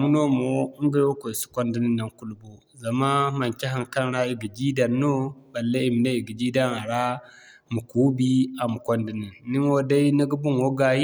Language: Zarma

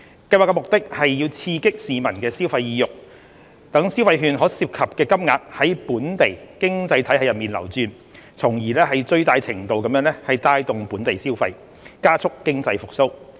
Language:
Cantonese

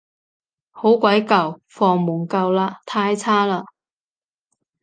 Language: Cantonese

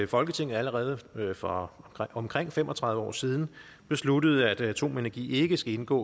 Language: Danish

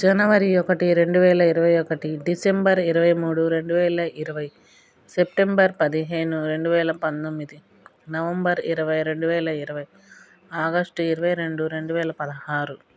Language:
Telugu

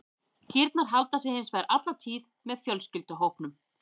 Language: Icelandic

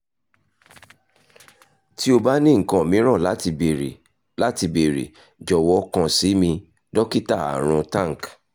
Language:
Yoruba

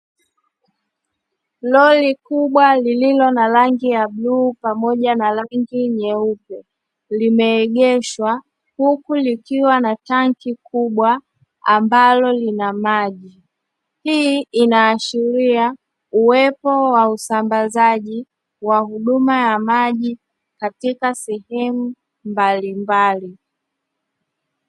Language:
Swahili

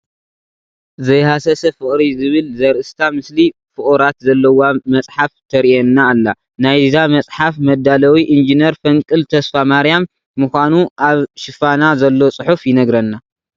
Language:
Tigrinya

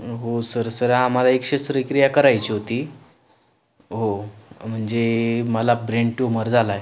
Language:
Marathi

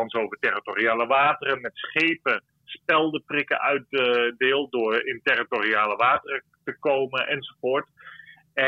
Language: Dutch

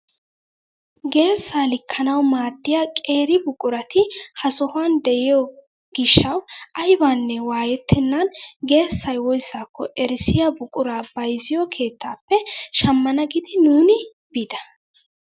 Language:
Wolaytta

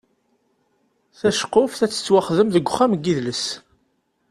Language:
Kabyle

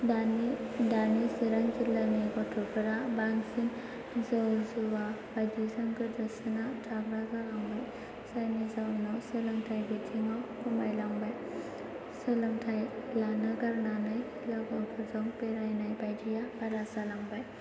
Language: Bodo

